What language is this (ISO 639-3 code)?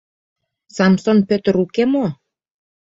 chm